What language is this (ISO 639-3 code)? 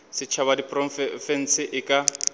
nso